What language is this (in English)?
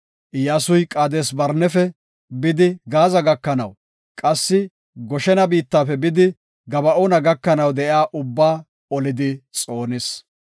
Gofa